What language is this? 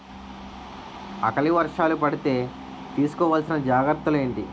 Telugu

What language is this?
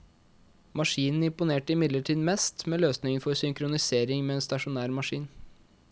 Norwegian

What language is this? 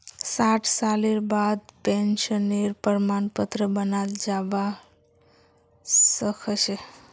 Magahi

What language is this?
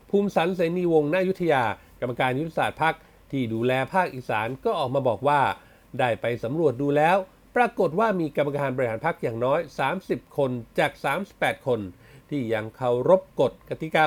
Thai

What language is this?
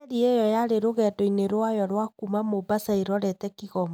Kikuyu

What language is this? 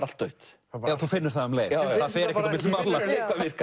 Icelandic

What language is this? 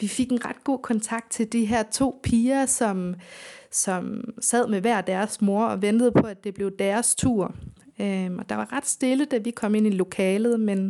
Danish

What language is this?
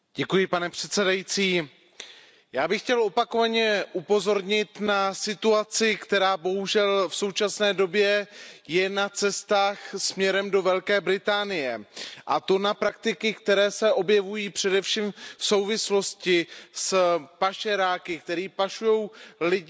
Czech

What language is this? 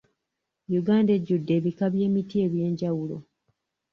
Ganda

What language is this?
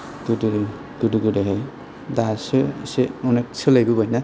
Bodo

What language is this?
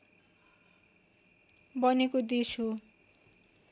Nepali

